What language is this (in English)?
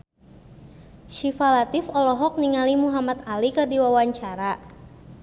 Sundanese